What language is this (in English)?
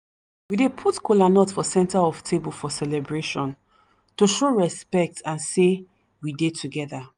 Nigerian Pidgin